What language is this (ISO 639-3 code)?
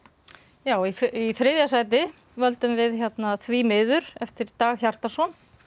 isl